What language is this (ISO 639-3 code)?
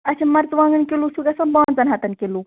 kas